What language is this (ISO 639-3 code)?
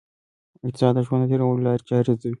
pus